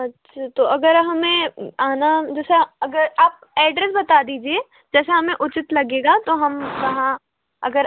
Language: Hindi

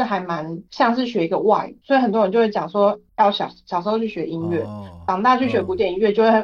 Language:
Chinese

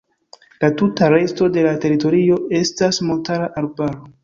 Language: Esperanto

